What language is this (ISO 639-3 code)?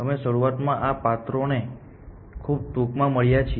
guj